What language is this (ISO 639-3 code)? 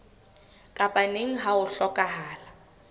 sot